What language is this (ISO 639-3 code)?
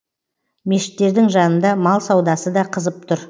kaz